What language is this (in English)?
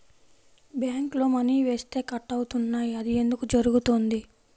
Telugu